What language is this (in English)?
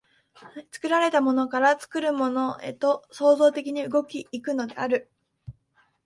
Japanese